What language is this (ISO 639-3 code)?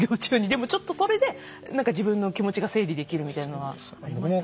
jpn